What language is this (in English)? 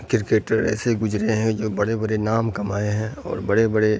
Urdu